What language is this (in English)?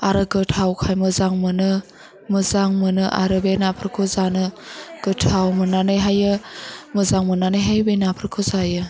Bodo